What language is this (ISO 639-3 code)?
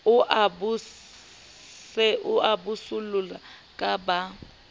sot